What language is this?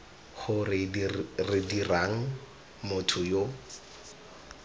Tswana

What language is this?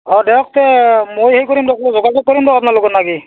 Assamese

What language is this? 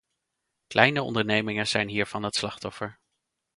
Dutch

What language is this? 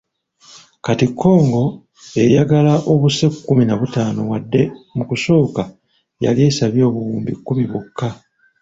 Ganda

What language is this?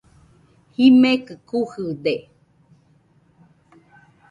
Nüpode Huitoto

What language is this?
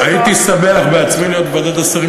Hebrew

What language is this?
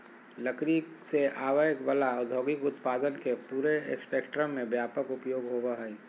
Magahi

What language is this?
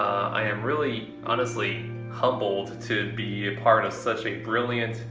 English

